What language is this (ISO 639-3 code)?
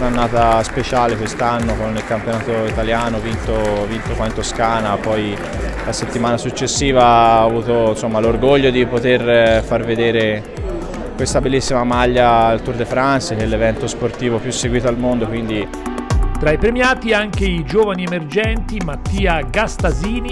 ita